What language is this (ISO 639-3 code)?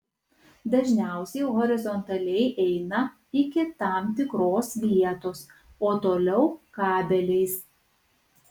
lit